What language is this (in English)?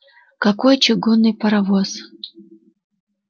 Russian